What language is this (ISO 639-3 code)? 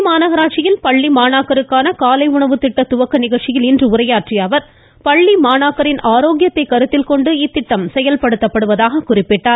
tam